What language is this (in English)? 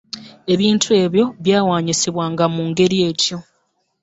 Ganda